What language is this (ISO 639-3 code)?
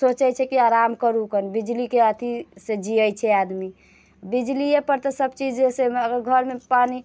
mai